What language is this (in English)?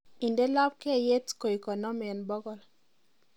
Kalenjin